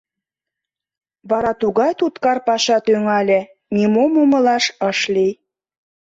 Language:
Mari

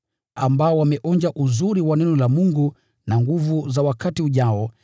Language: Swahili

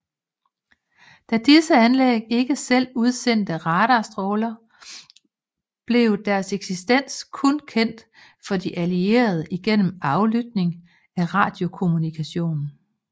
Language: Danish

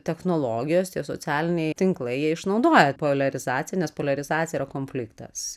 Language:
Lithuanian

